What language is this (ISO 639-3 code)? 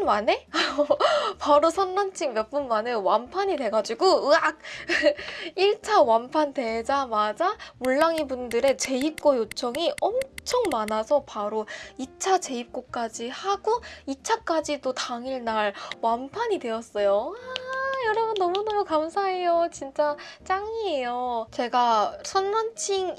kor